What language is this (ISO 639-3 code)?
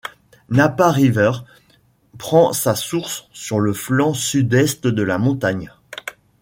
fra